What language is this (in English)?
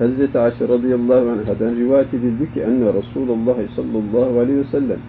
Turkish